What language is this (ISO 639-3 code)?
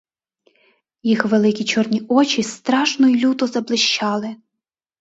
ukr